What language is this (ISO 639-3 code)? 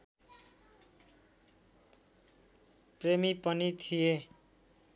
nep